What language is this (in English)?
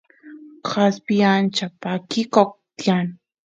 Santiago del Estero Quichua